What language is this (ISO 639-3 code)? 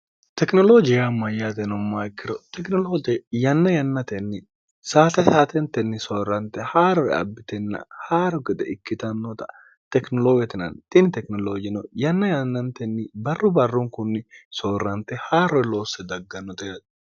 sid